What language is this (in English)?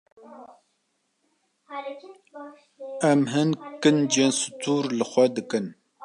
Kurdish